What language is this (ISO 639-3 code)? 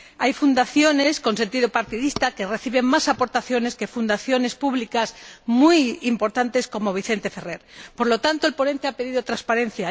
spa